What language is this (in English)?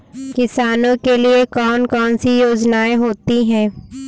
Hindi